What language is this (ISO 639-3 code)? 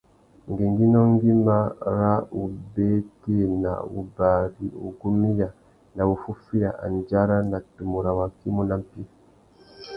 bag